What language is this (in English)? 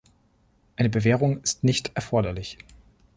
German